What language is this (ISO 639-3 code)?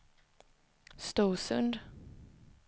swe